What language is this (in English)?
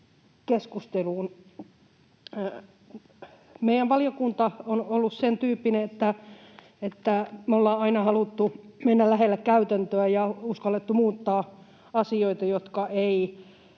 Finnish